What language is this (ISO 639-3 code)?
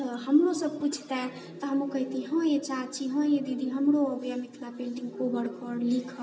mai